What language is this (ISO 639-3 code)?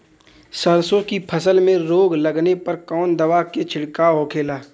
bho